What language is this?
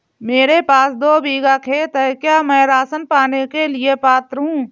Hindi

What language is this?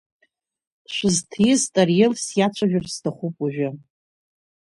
Abkhazian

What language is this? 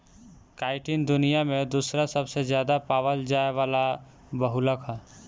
Bhojpuri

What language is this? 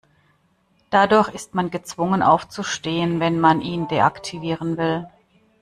German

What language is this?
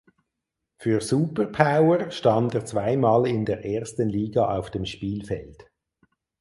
German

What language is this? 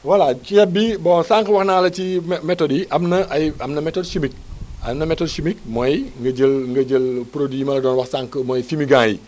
Wolof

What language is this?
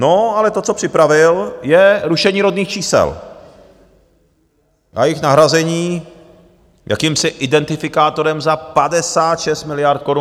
Czech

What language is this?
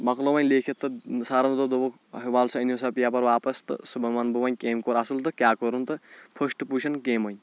Kashmiri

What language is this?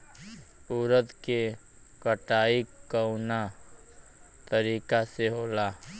Bhojpuri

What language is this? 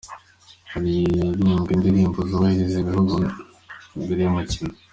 Kinyarwanda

